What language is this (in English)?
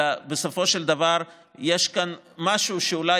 Hebrew